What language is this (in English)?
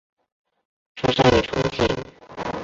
Chinese